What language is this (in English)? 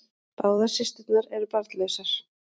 Icelandic